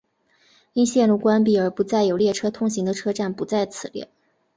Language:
Chinese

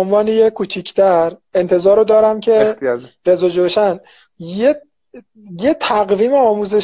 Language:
Persian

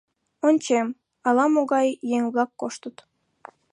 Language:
Mari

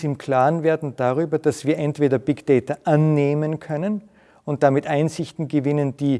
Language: German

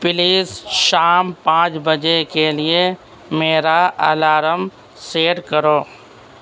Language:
Urdu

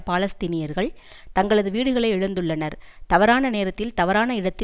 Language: Tamil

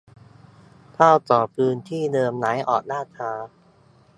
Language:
Thai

